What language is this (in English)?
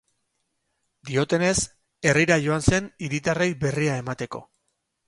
Basque